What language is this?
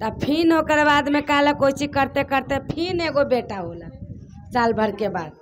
Hindi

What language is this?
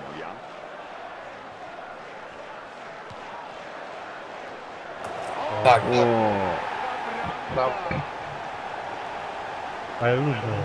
Polish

